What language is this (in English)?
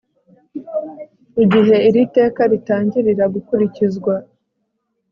Kinyarwanda